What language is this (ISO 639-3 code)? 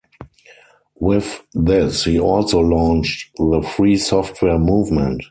eng